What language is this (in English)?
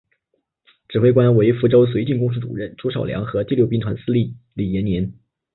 Chinese